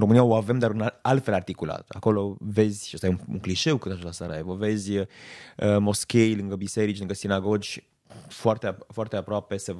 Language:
Romanian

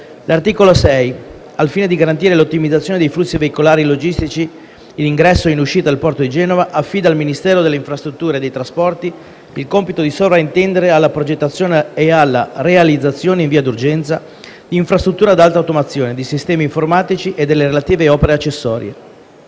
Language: Italian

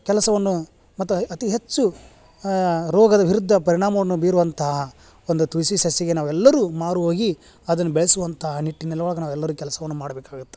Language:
Kannada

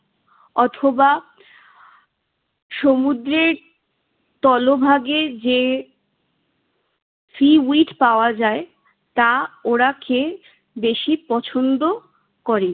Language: Bangla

